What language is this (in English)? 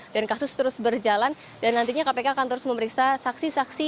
Indonesian